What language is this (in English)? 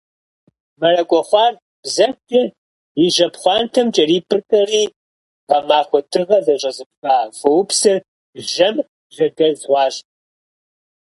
Kabardian